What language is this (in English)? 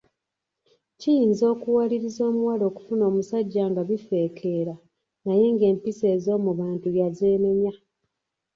Ganda